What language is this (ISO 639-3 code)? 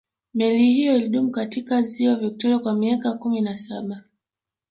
swa